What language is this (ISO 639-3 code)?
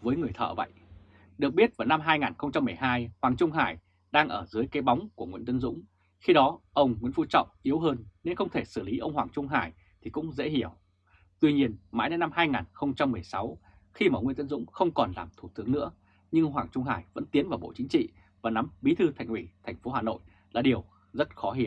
vie